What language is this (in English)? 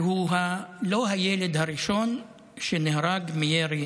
Hebrew